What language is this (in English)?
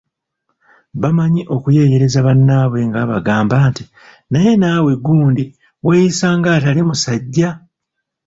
Ganda